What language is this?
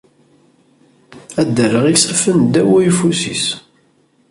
Kabyle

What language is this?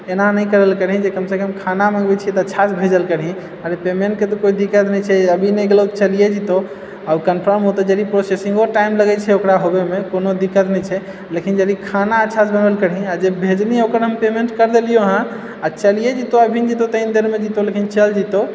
Maithili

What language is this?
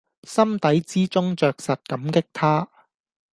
Cantonese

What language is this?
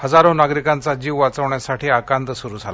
Marathi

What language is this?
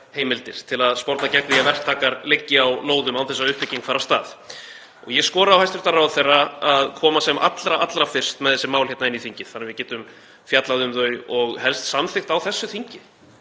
Icelandic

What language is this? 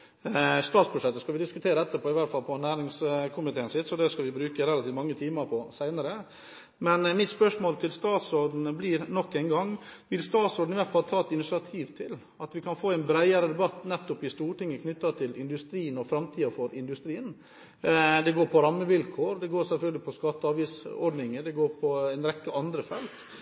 Norwegian Bokmål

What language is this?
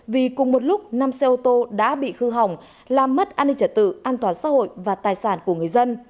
Vietnamese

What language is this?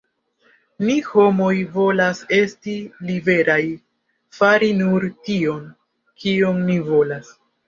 Esperanto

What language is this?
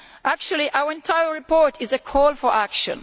English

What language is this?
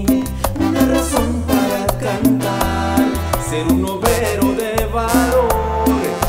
Portuguese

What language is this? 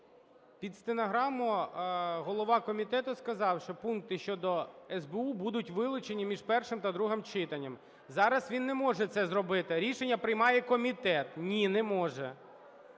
Ukrainian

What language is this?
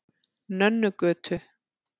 Icelandic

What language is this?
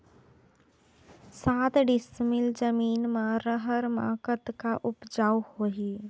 Chhattisgarhi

